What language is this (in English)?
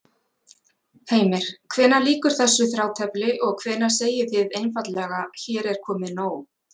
Icelandic